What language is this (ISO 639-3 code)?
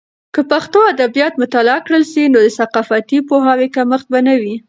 pus